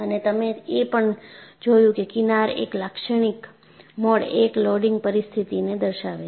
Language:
Gujarati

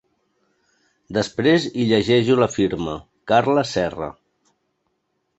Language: Catalan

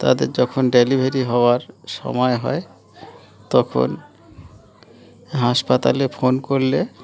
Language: Bangla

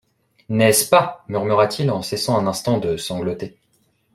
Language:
French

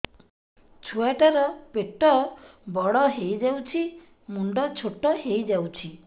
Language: Odia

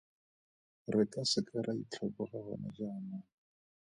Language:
Tswana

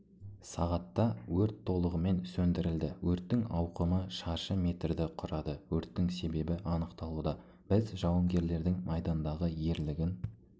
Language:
Kazakh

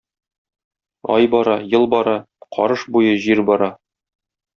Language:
Tatar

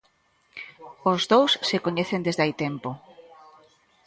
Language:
Galician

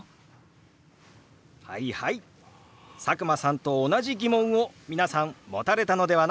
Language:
Japanese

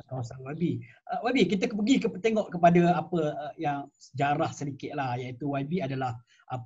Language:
Malay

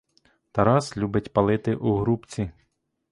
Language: Ukrainian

